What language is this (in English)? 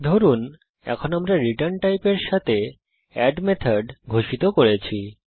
Bangla